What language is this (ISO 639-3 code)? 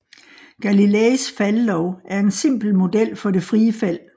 dan